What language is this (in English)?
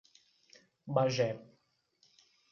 Portuguese